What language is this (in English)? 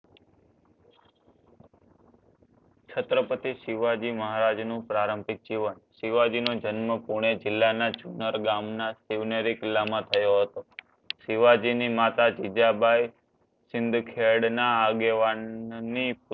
Gujarati